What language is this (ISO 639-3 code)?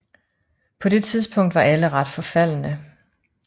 dan